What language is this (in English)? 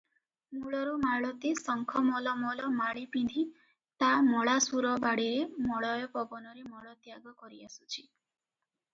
Odia